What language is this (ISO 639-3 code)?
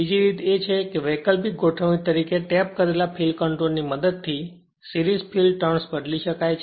guj